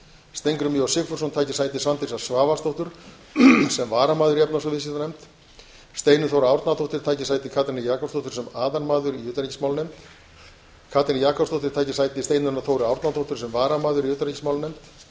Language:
Icelandic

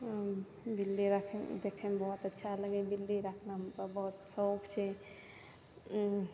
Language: Maithili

